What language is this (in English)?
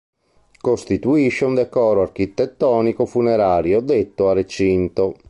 Italian